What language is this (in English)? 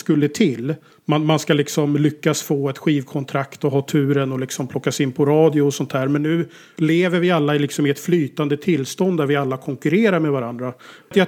Swedish